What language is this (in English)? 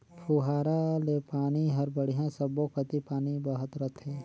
Chhattisgarhi